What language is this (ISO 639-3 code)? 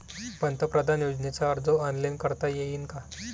mar